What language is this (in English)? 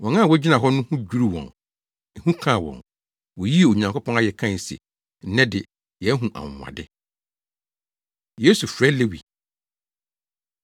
Akan